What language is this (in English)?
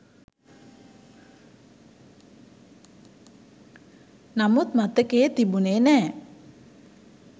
Sinhala